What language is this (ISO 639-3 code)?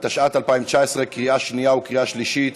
heb